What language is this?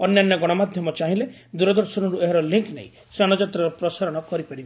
Odia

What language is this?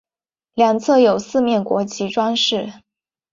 Chinese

